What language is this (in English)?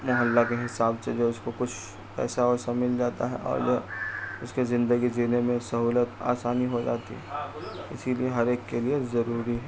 Urdu